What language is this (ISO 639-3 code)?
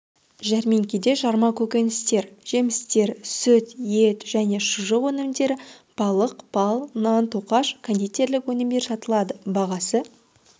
kaz